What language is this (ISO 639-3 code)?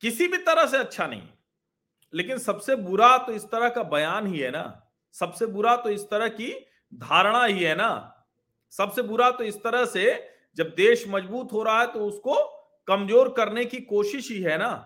hin